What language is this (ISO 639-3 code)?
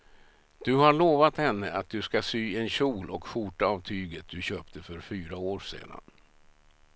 swe